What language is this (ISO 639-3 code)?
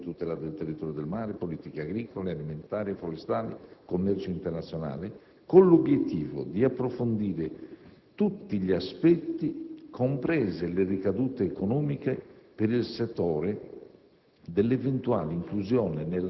ita